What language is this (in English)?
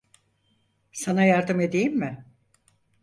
Turkish